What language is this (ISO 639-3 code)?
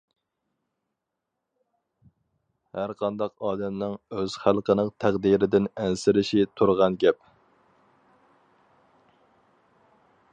uig